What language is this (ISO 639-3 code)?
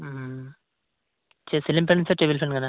sat